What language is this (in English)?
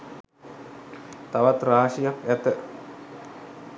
Sinhala